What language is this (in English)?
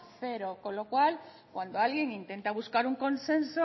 Spanish